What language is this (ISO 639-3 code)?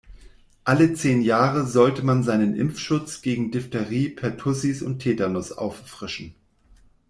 deu